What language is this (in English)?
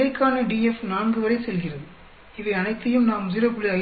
Tamil